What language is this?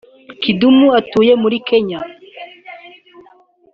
Kinyarwanda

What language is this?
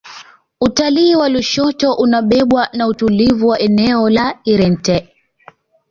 Swahili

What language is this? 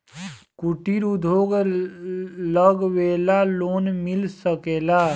Bhojpuri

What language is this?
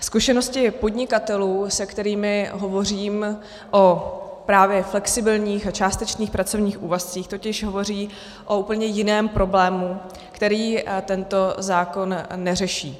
Czech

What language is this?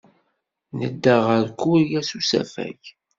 Kabyle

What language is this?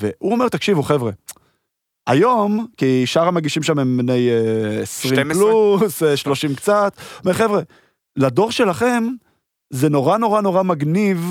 Hebrew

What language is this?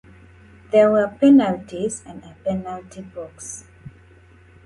English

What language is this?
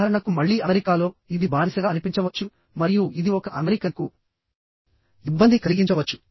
Telugu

